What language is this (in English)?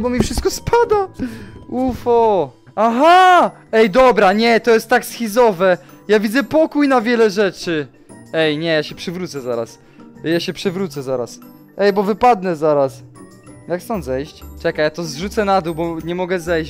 Polish